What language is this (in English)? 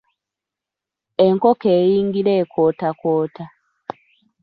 Ganda